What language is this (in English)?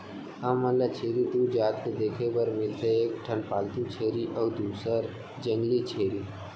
Chhattisgarhi